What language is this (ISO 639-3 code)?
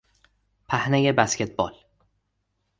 fas